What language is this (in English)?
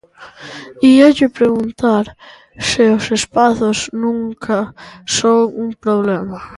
Galician